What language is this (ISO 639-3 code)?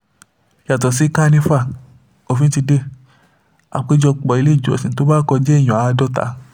yor